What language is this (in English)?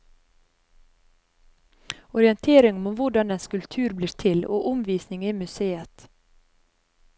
Norwegian